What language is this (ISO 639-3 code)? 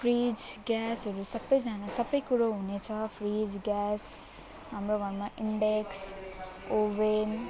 nep